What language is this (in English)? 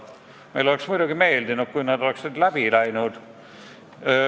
Estonian